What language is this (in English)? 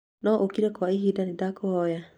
Kikuyu